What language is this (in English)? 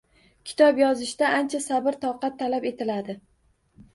Uzbek